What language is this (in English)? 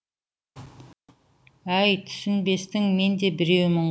Kazakh